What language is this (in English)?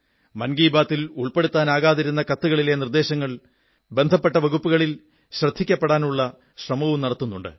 Malayalam